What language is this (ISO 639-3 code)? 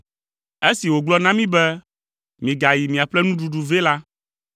ewe